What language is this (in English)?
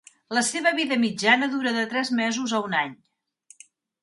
Catalan